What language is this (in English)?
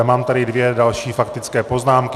Czech